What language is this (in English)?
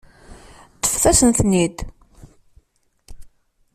Kabyle